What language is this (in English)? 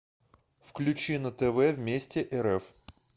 Russian